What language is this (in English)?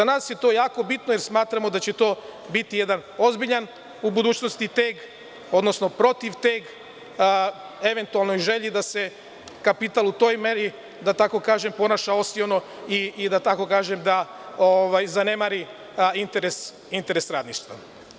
Serbian